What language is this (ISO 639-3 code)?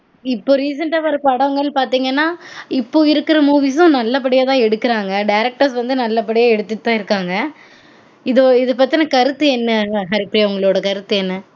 tam